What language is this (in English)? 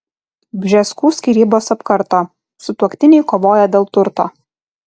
Lithuanian